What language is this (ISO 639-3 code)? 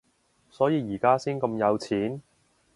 yue